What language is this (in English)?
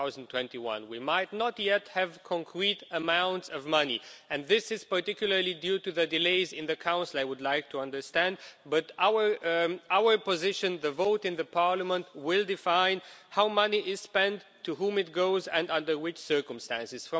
English